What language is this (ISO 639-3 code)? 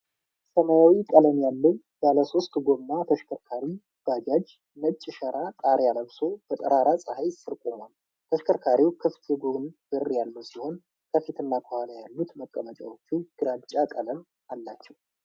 amh